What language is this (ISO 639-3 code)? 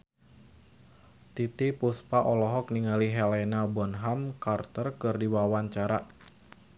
sun